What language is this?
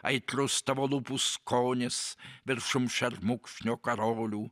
Lithuanian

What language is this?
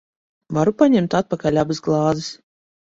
Latvian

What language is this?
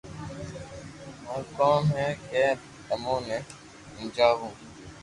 Loarki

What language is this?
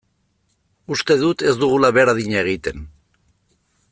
Basque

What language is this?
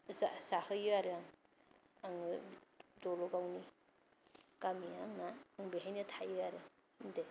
Bodo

